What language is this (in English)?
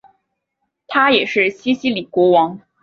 Chinese